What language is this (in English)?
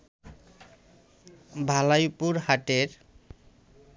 Bangla